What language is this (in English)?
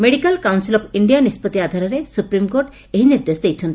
Odia